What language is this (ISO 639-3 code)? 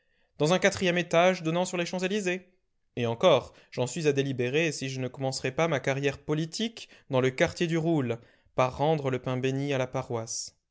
fra